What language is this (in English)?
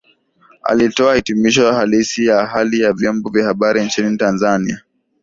Swahili